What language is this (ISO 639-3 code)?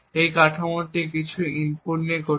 ben